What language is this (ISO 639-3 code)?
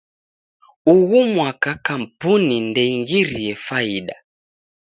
dav